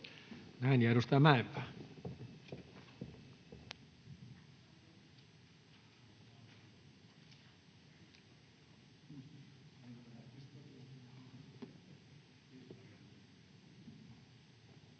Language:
Finnish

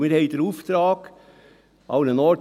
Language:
Swiss German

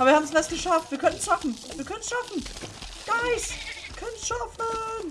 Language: German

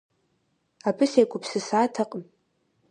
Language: Kabardian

